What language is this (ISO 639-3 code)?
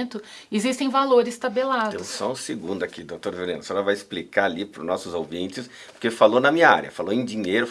por